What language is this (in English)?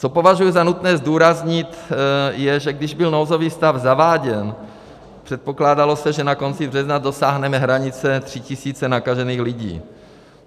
Czech